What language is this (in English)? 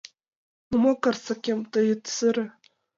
Mari